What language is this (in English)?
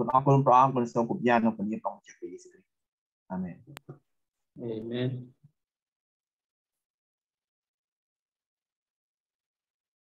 Thai